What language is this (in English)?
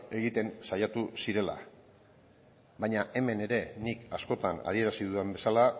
Basque